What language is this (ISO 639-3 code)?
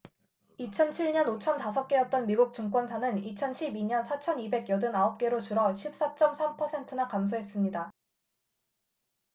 kor